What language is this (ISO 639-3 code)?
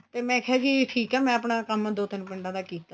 pan